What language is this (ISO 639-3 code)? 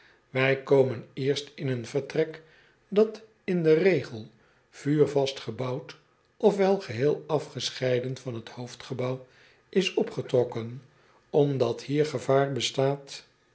nld